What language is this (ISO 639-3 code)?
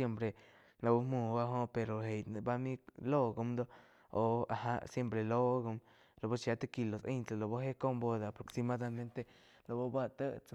chq